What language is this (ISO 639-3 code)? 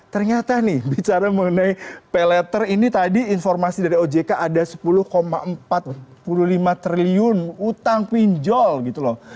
ind